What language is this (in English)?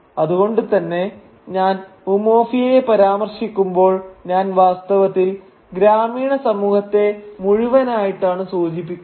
Malayalam